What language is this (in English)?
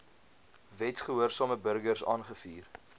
Afrikaans